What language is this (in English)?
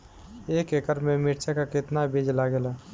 Bhojpuri